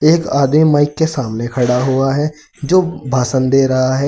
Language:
Hindi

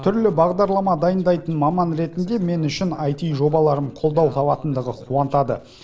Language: Kazakh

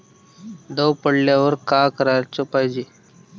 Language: Marathi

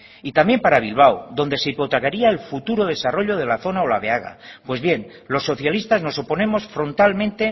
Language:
Spanish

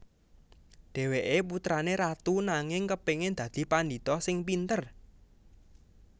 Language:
Javanese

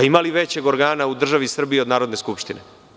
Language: Serbian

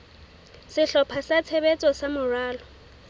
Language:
Southern Sotho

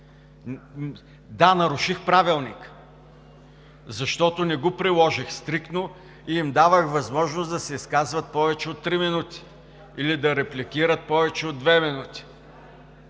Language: Bulgarian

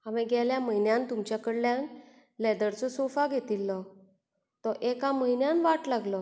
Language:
Konkani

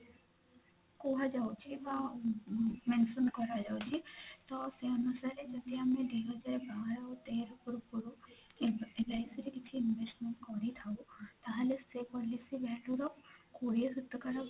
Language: Odia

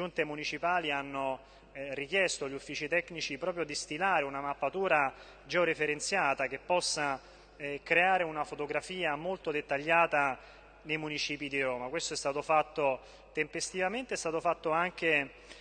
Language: Italian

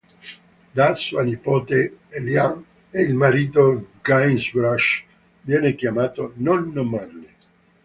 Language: Italian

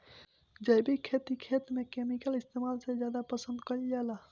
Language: Bhojpuri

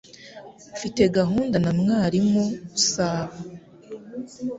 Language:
Kinyarwanda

